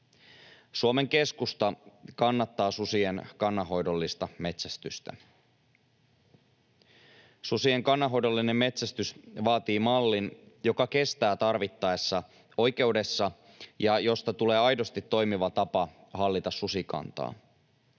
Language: Finnish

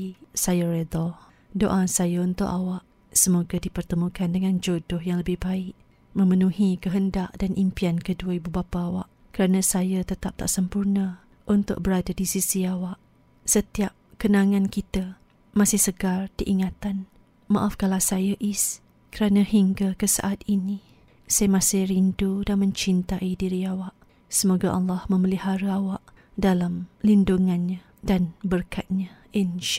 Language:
Malay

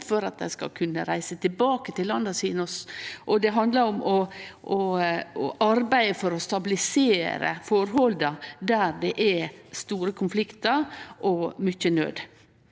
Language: Norwegian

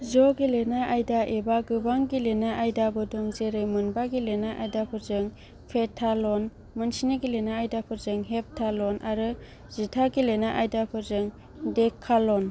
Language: Bodo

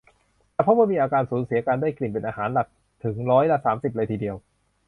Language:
Thai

